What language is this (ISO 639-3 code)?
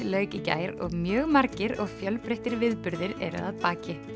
isl